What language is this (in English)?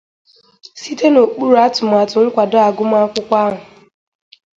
Igbo